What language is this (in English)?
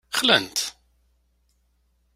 Kabyle